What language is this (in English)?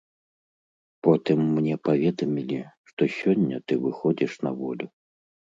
Belarusian